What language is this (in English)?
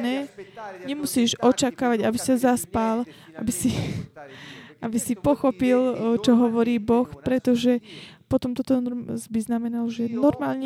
Slovak